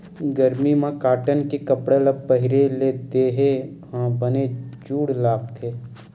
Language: Chhattisgarhi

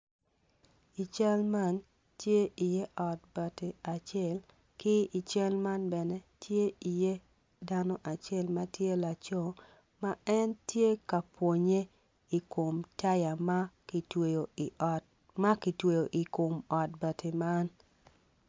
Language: Acoli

